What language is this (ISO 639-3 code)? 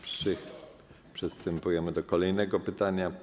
pol